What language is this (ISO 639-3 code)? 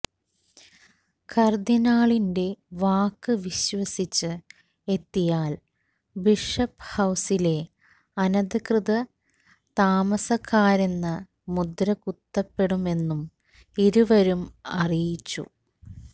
mal